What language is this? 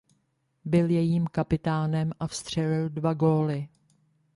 Czech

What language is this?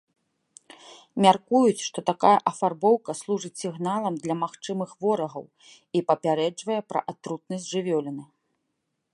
Belarusian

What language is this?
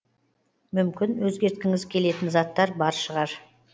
Kazakh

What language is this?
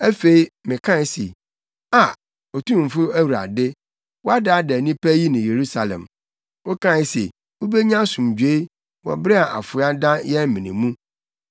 Akan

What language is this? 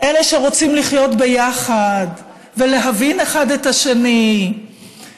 Hebrew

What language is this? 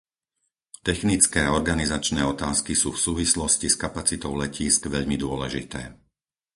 Slovak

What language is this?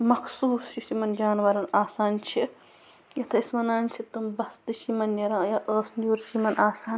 Kashmiri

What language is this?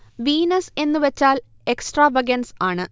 Malayalam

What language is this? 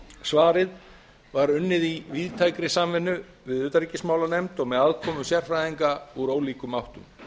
Icelandic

